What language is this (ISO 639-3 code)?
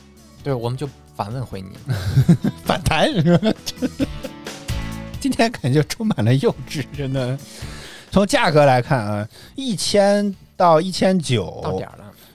zho